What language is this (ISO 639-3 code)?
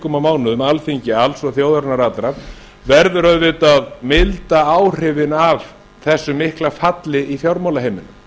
isl